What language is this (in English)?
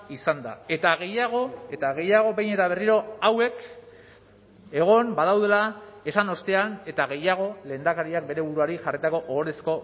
Basque